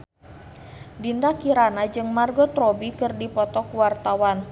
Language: Sundanese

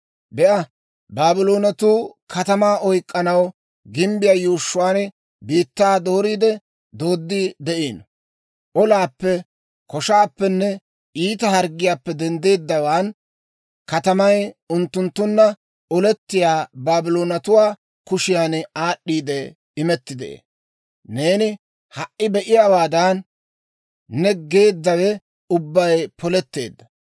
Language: Dawro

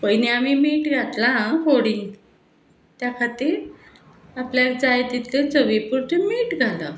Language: Konkani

